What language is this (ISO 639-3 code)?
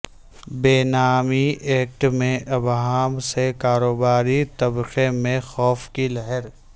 urd